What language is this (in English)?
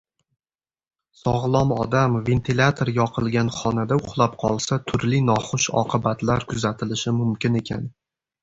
Uzbek